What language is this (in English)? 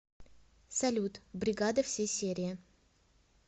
Russian